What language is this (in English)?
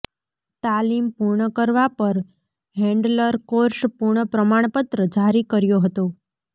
Gujarati